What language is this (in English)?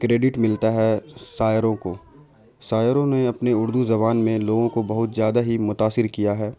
Urdu